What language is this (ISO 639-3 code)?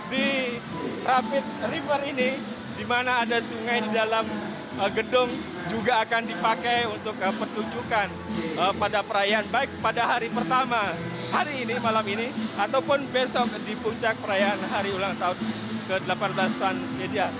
ind